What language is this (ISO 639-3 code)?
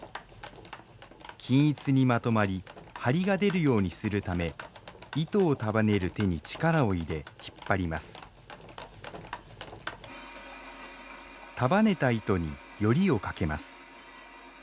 jpn